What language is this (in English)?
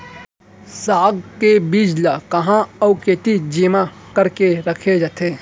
Chhattisgarhi